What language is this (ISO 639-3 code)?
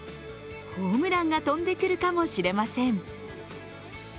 jpn